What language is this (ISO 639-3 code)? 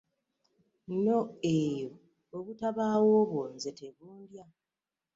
lug